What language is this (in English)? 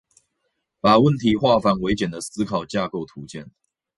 Chinese